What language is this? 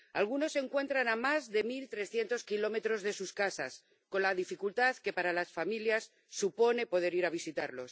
Spanish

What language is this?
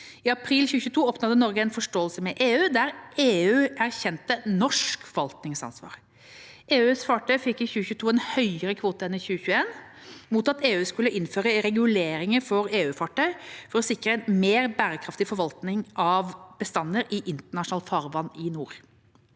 Norwegian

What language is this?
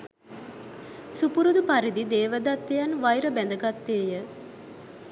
Sinhala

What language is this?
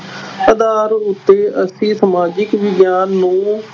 Punjabi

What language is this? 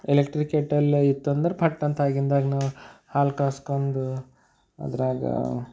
Kannada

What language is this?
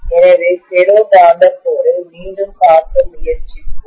Tamil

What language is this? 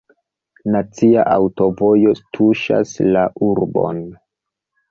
Esperanto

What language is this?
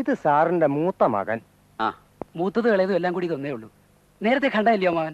Malayalam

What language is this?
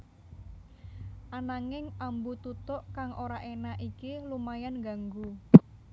Javanese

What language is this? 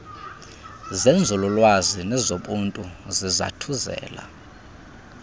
Xhosa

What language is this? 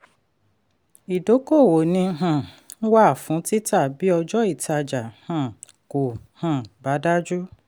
Yoruba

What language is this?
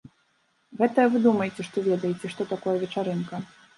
Belarusian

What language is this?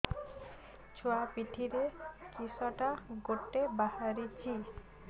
Odia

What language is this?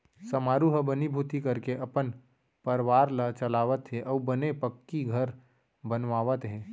Chhattisgarhi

